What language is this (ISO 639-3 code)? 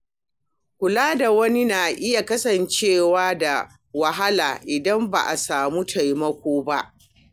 hau